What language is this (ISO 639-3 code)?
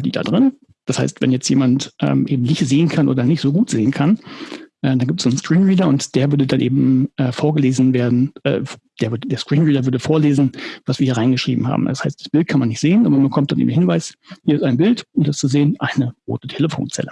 deu